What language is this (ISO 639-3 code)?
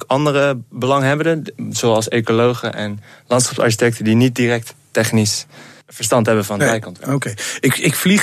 nld